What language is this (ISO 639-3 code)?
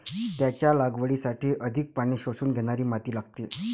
mar